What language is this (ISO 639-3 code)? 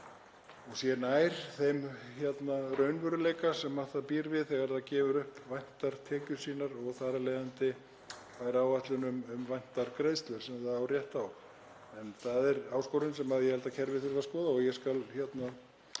isl